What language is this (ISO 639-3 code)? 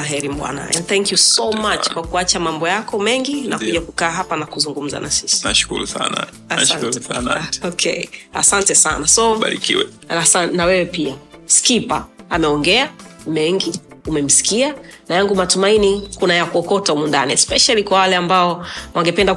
swa